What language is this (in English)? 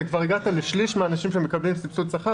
Hebrew